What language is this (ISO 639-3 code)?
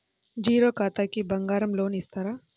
tel